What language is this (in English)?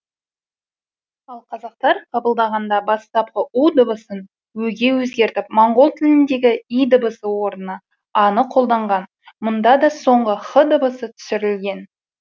Kazakh